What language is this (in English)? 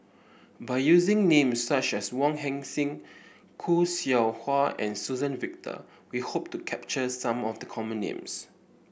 English